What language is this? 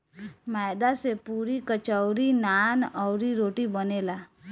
Bhojpuri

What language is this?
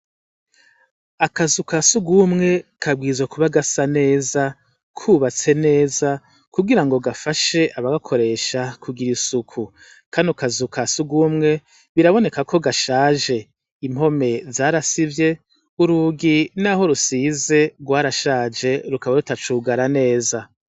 Rundi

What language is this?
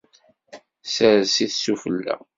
Kabyle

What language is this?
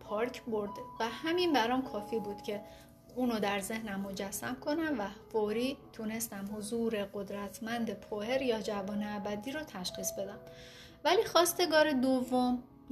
Persian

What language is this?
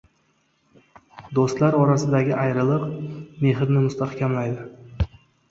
Uzbek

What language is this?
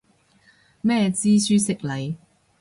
Cantonese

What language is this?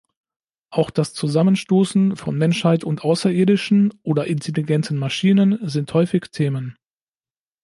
German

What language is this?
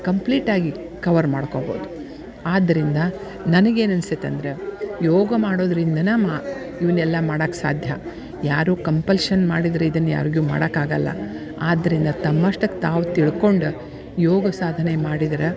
Kannada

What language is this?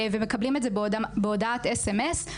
Hebrew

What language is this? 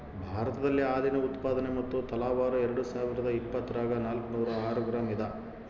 Kannada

